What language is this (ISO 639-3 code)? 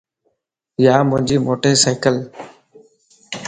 lss